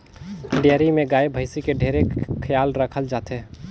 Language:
Chhattisgarhi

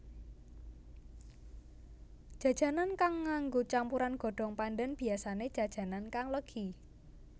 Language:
Javanese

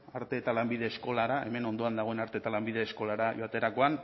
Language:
Basque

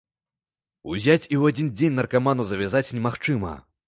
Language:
Belarusian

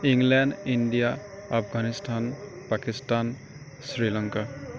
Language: Assamese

